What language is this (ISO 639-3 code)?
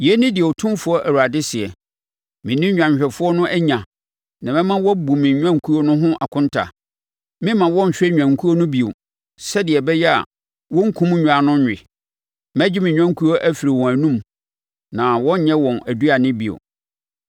aka